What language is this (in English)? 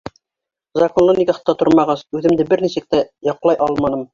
Bashkir